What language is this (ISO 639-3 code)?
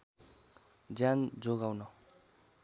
nep